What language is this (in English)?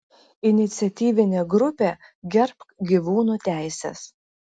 Lithuanian